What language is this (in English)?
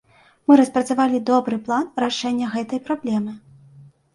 Belarusian